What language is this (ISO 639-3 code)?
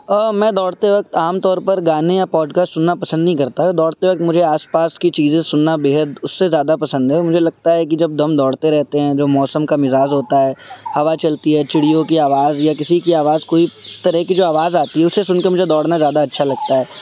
urd